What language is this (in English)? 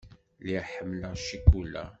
Kabyle